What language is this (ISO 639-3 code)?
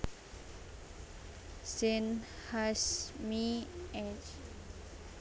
jav